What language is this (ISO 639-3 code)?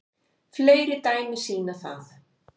isl